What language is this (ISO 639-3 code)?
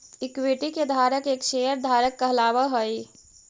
mag